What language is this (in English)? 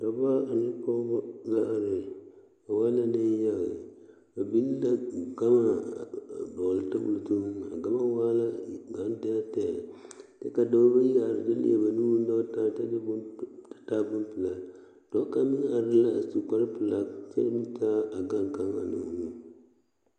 Southern Dagaare